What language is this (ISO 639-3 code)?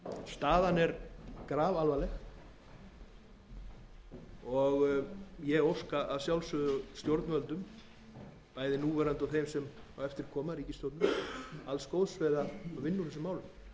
isl